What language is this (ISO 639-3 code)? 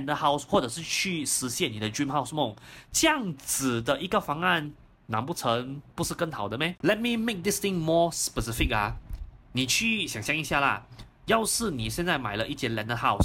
zho